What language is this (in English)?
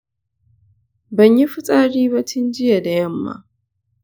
Hausa